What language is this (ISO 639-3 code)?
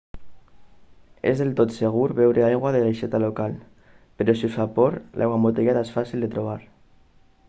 cat